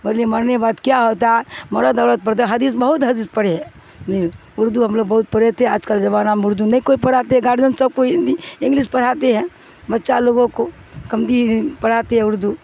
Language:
Urdu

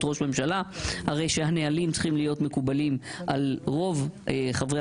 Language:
Hebrew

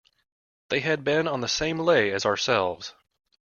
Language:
English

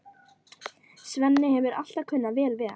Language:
Icelandic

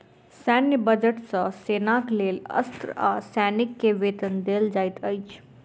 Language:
Maithili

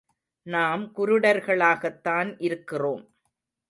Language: Tamil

